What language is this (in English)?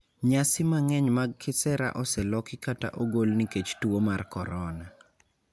Luo (Kenya and Tanzania)